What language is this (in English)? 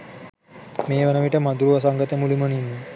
Sinhala